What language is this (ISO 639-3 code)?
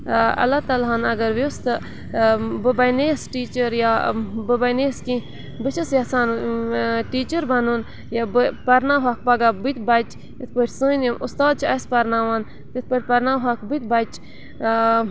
kas